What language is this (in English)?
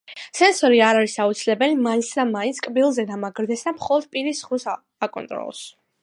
Georgian